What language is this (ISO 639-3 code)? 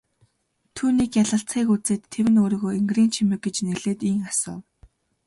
mon